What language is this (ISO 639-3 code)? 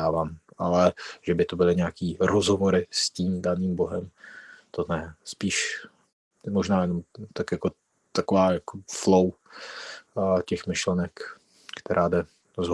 ces